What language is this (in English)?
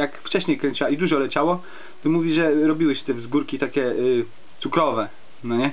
Polish